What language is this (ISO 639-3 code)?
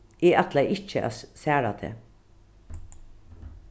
fao